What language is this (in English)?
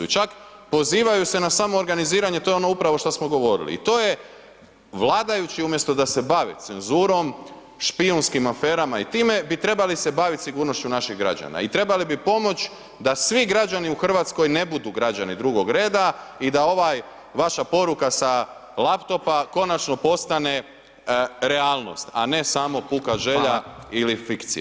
Croatian